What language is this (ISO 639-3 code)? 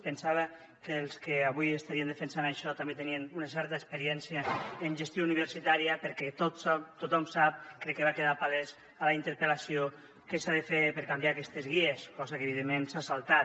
cat